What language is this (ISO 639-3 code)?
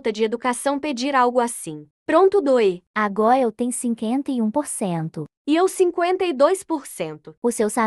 por